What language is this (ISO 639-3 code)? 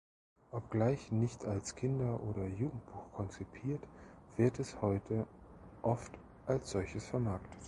deu